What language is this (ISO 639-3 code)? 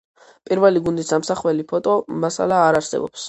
kat